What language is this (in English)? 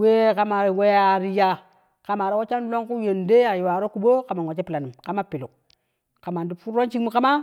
Kushi